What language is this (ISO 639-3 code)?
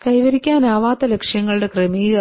mal